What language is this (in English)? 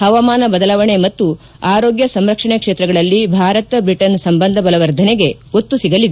Kannada